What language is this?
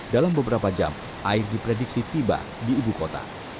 Indonesian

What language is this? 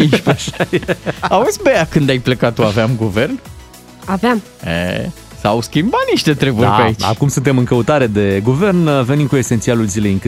Romanian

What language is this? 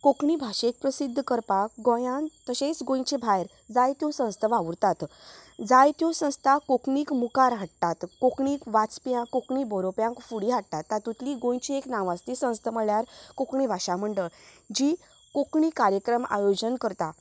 Konkani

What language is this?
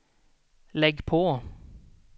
Swedish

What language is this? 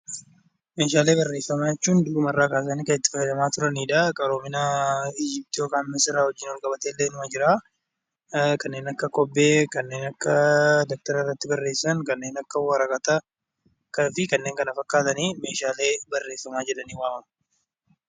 Oromo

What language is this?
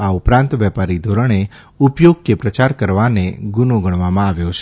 Gujarati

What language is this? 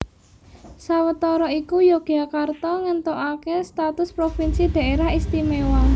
Javanese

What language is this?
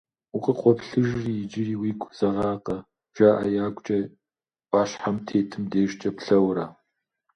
Kabardian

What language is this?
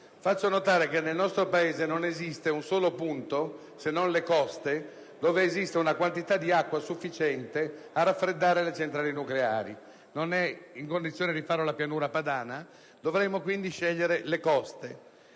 Italian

